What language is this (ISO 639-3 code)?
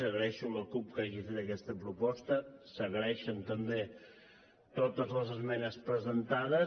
cat